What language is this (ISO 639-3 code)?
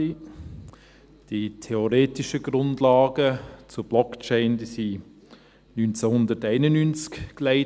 gsw